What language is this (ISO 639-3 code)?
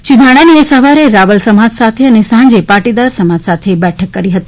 guj